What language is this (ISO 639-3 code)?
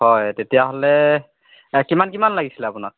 asm